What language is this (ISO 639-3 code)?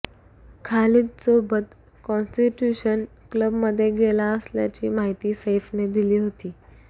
mar